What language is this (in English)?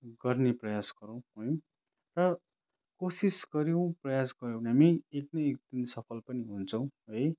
Nepali